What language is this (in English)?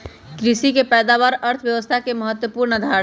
Magahi